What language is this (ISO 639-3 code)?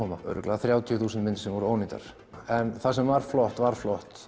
isl